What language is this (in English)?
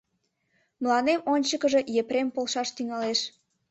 Mari